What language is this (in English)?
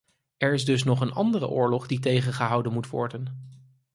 Dutch